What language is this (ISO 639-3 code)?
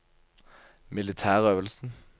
nor